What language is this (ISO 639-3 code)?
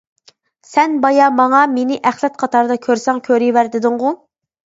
uig